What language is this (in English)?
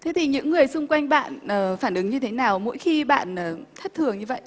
Vietnamese